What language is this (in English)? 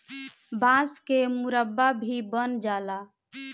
Bhojpuri